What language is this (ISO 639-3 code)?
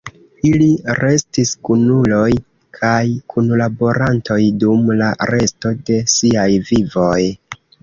epo